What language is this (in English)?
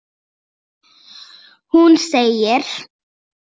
Icelandic